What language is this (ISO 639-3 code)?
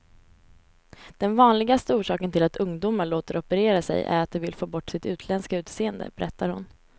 swe